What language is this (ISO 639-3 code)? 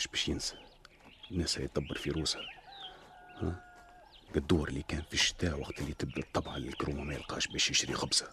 ara